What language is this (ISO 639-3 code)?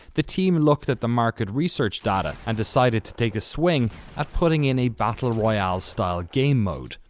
eng